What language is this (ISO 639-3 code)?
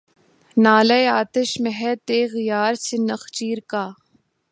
urd